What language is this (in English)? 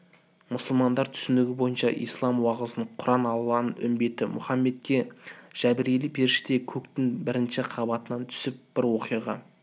Kazakh